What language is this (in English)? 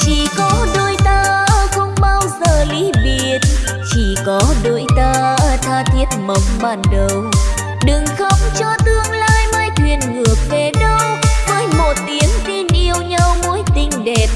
Vietnamese